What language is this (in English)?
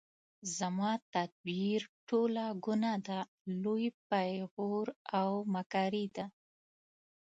Pashto